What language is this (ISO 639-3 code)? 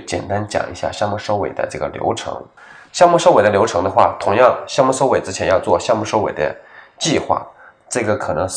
zho